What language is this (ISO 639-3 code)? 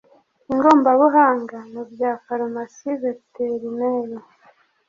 kin